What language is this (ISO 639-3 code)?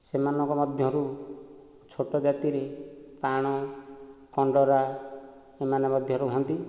ori